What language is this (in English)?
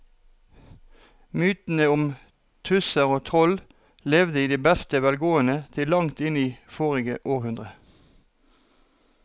Norwegian